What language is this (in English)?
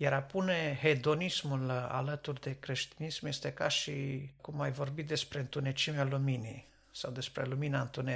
Romanian